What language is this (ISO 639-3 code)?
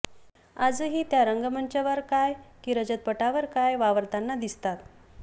mar